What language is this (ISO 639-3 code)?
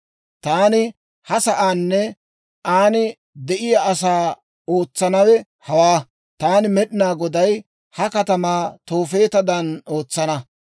dwr